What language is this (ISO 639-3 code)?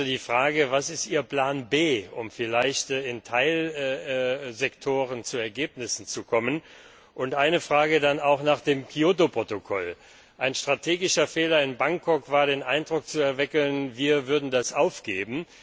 deu